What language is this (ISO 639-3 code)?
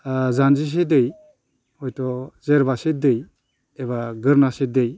brx